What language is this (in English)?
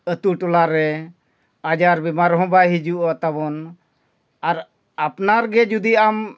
Santali